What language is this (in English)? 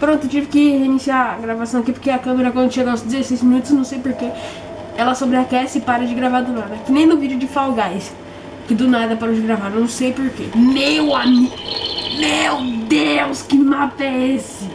Portuguese